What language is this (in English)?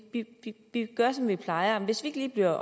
Danish